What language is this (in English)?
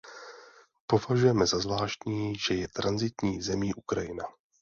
Czech